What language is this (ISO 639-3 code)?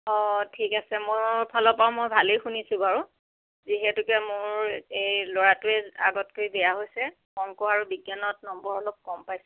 asm